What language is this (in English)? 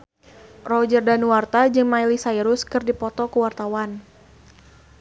Sundanese